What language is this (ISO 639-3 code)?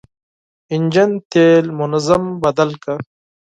pus